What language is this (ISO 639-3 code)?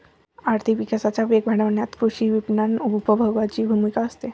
mar